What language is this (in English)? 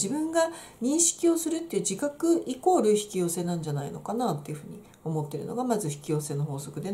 Japanese